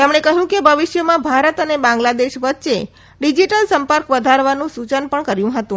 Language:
Gujarati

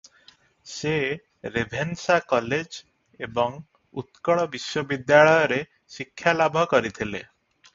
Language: Odia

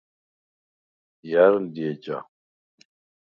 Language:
Svan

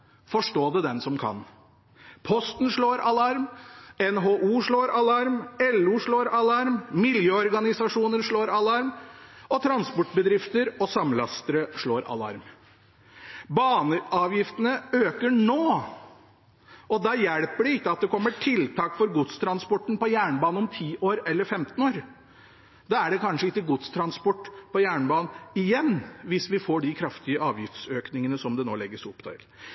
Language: Norwegian Bokmål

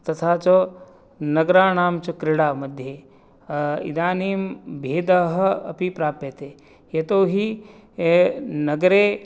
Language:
Sanskrit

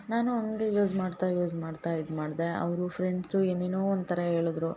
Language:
Kannada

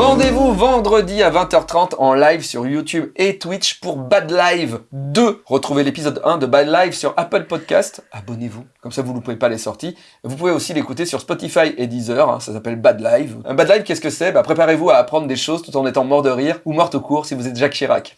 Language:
French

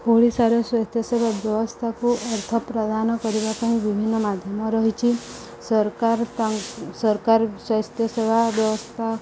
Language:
Odia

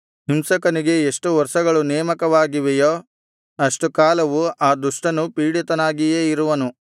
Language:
Kannada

